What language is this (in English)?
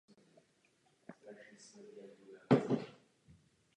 Czech